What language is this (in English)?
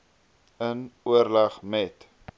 Afrikaans